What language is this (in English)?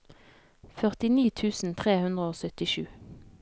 Norwegian